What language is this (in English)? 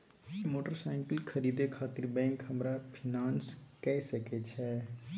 Maithili